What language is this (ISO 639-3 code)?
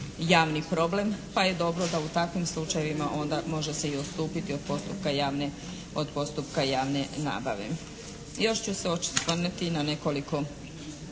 hrv